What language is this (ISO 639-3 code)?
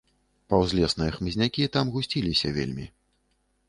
bel